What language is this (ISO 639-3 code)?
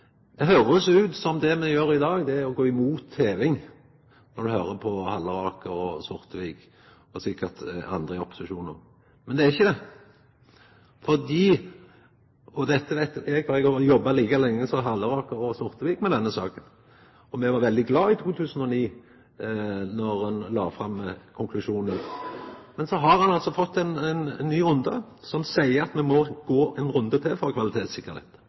nno